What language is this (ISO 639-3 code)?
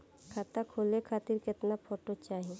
bho